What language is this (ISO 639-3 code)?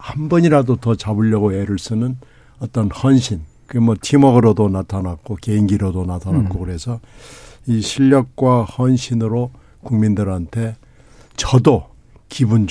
kor